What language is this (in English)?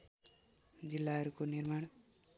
Nepali